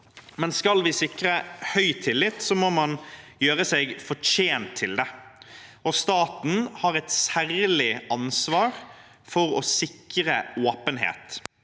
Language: Norwegian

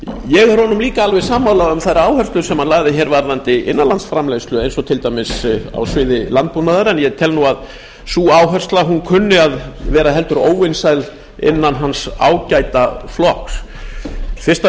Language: Icelandic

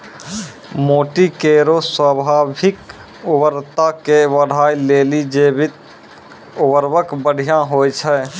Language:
Maithili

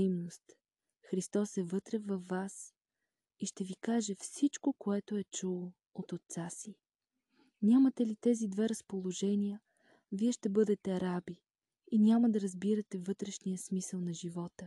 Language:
Bulgarian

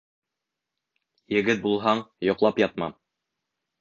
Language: Bashkir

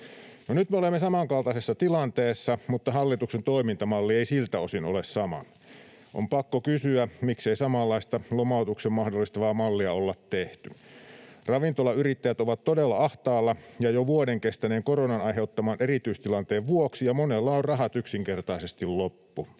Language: Finnish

